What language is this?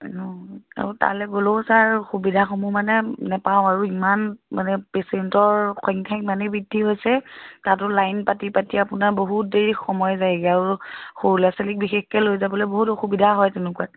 Assamese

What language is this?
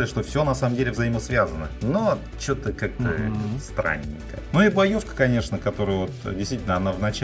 Russian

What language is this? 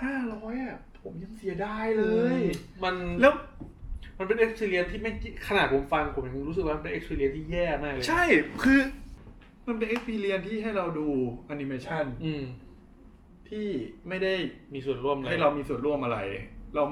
Thai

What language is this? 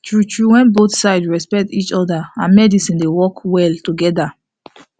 Nigerian Pidgin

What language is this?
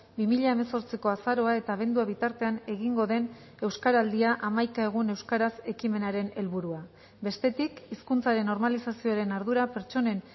Basque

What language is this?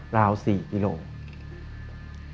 Thai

